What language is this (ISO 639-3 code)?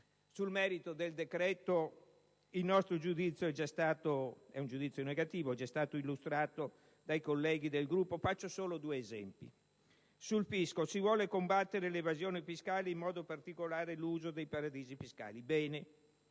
ita